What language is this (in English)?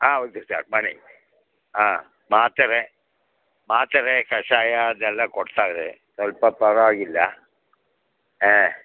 Kannada